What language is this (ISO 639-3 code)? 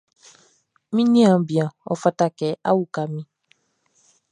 bci